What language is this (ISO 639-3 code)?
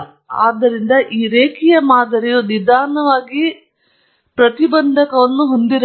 kan